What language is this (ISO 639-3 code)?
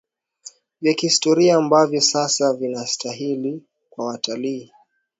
swa